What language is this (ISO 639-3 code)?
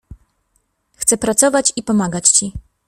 pol